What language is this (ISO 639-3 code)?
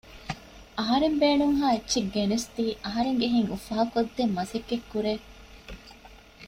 div